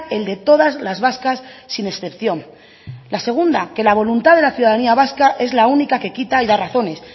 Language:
Spanish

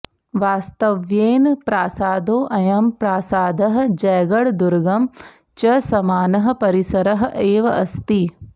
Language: Sanskrit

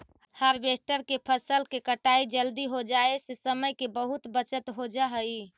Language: Magahi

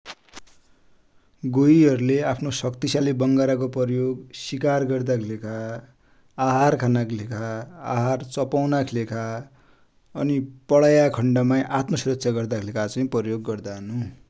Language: Dotyali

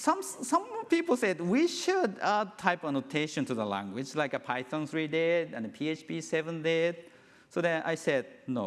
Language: English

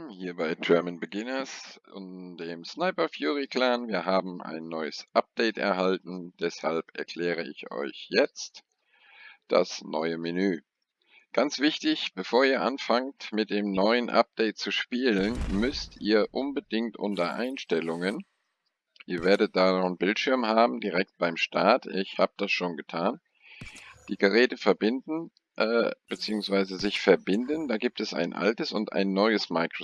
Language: German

